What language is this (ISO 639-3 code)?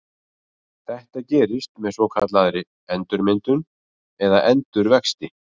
isl